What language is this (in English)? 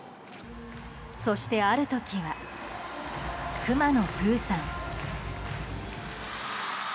Japanese